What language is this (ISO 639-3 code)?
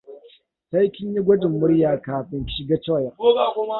hau